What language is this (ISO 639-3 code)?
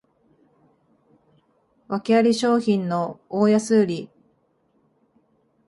jpn